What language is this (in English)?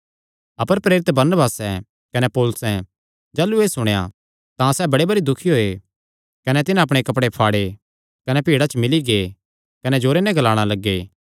Kangri